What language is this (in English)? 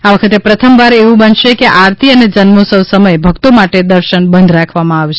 Gujarati